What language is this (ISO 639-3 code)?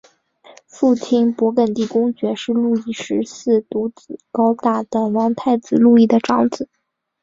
zho